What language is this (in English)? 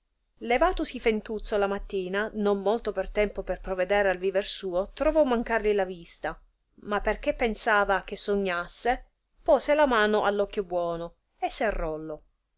Italian